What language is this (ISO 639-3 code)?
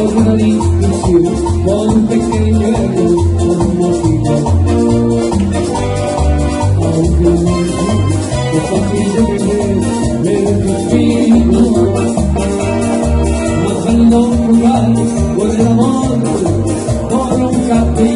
kor